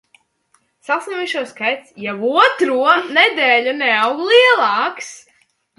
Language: Latvian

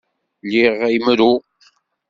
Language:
Kabyle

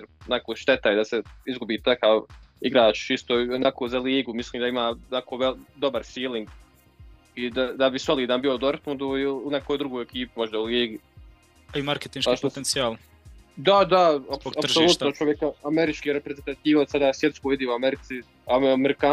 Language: Croatian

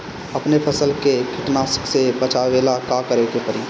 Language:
Bhojpuri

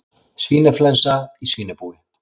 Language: Icelandic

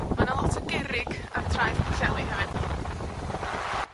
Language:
Welsh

